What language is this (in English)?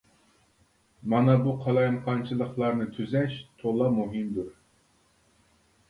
Uyghur